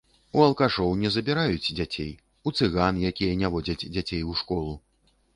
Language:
Belarusian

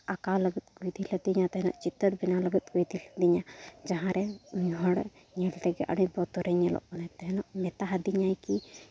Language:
Santali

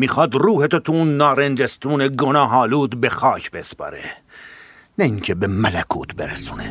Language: Persian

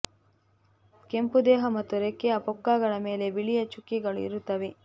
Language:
Kannada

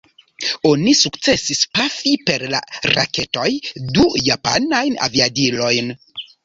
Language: Esperanto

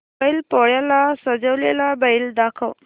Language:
Marathi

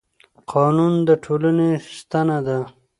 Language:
Pashto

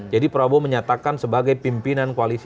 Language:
Indonesian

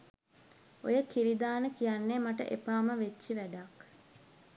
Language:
Sinhala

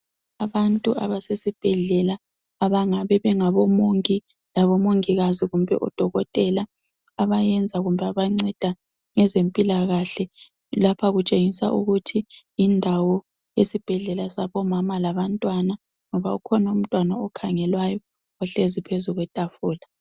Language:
North Ndebele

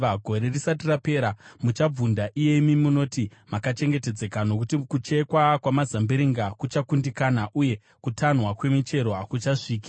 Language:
Shona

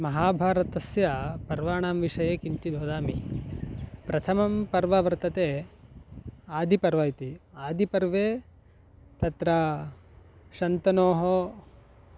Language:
Sanskrit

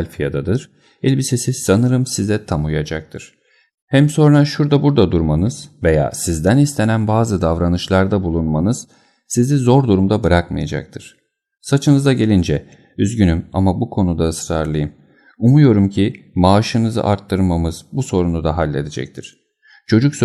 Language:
Turkish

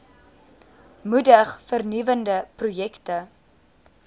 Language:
Afrikaans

